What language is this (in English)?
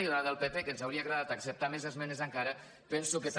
Catalan